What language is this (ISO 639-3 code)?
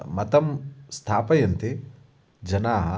san